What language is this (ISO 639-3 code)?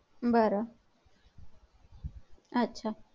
mar